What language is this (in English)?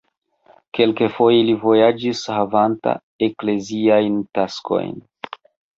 Esperanto